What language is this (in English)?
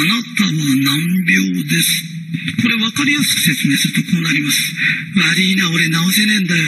Japanese